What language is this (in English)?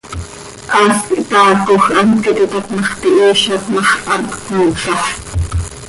Seri